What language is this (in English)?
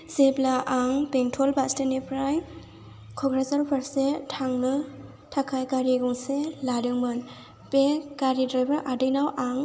Bodo